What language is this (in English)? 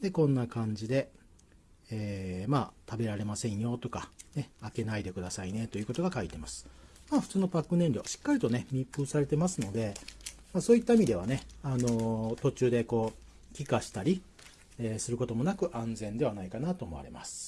Japanese